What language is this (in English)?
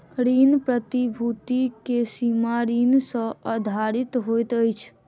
Maithili